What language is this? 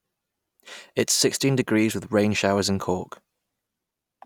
English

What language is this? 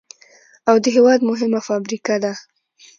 Pashto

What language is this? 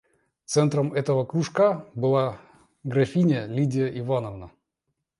Russian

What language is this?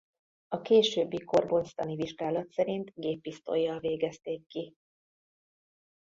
Hungarian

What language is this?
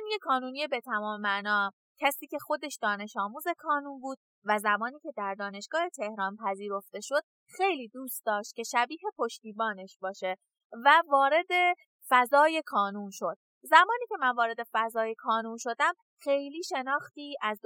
Persian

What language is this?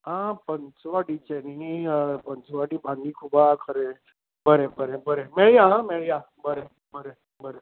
Konkani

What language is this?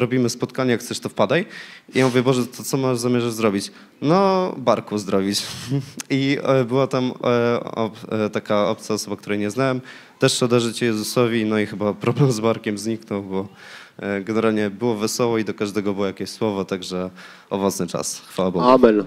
Polish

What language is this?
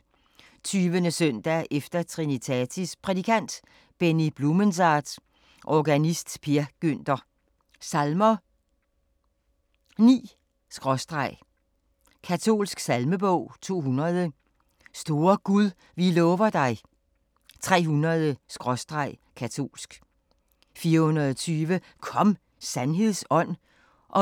Danish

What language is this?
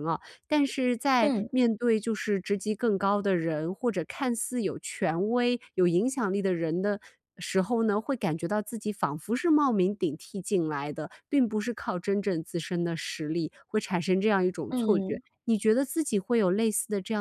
Chinese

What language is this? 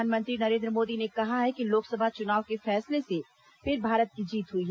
Hindi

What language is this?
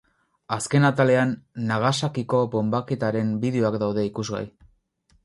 Basque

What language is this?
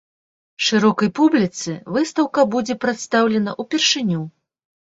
Belarusian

